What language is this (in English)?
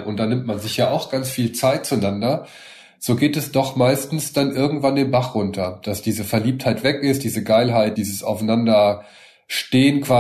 German